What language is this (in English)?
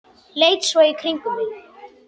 Icelandic